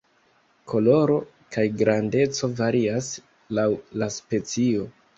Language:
Esperanto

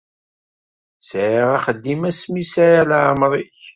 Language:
Kabyle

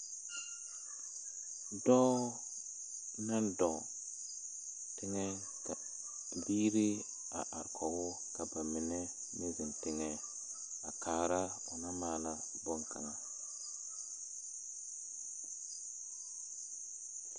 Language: Southern Dagaare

